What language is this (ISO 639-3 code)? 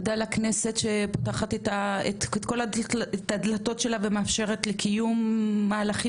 heb